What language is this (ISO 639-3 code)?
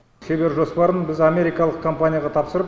kaz